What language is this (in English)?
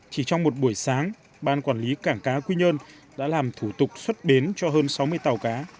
Vietnamese